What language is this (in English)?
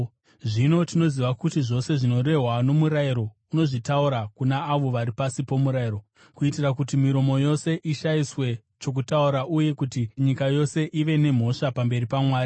Shona